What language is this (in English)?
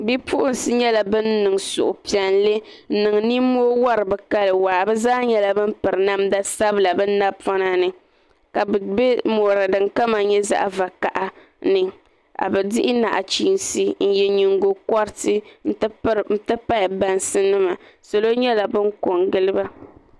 Dagbani